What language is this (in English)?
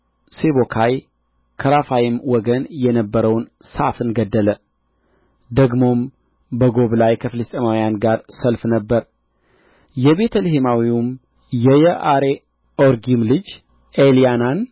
Amharic